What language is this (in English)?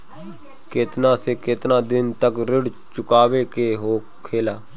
Bhojpuri